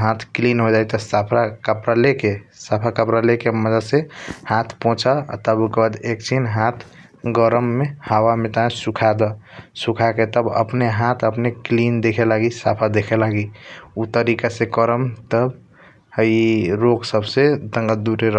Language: Kochila Tharu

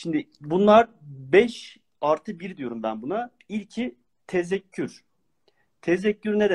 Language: Turkish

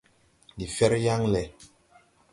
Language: Tupuri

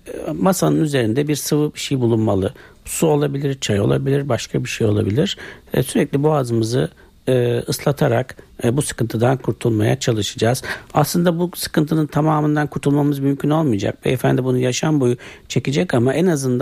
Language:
Turkish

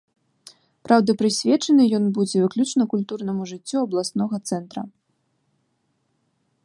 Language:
Belarusian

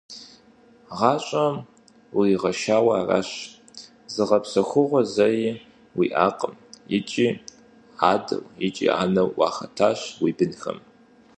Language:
Kabardian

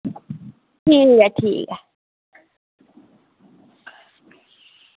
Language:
Dogri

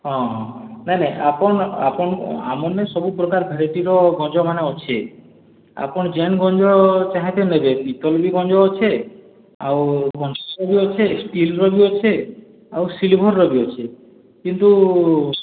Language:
Odia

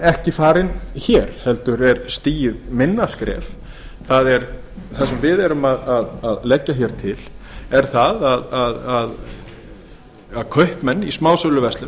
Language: Icelandic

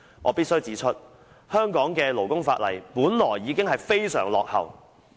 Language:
Cantonese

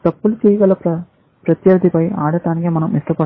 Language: Telugu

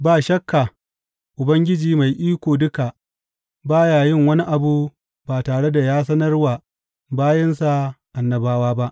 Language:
Hausa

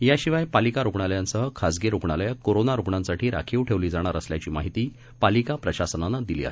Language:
Marathi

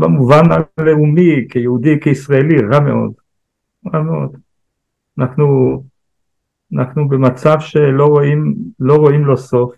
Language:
Hebrew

